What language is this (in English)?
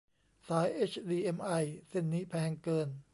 Thai